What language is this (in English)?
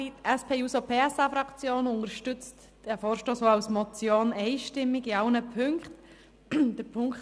Swiss German